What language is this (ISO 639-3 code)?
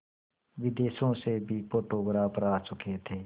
hin